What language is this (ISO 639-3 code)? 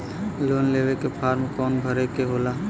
bho